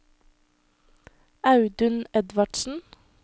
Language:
Norwegian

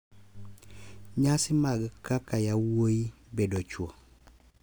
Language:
Luo (Kenya and Tanzania)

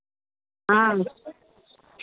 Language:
Maithili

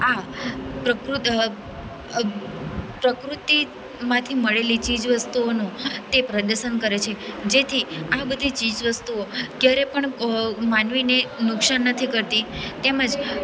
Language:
Gujarati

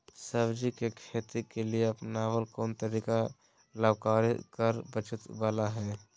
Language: Magahi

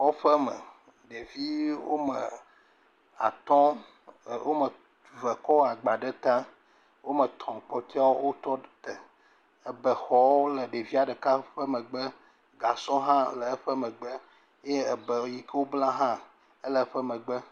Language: Ewe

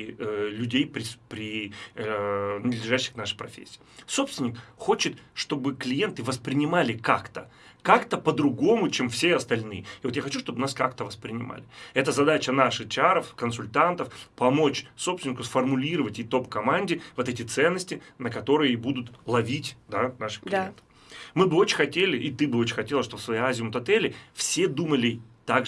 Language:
Russian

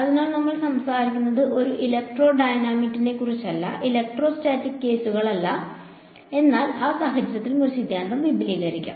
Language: Malayalam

